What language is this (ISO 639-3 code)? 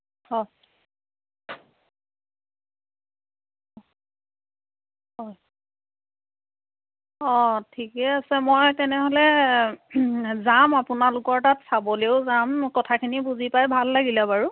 asm